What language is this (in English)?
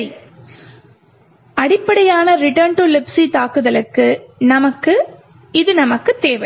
Tamil